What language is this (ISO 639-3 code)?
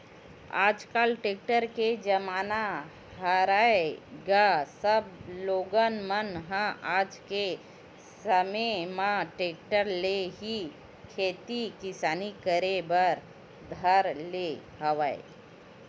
hne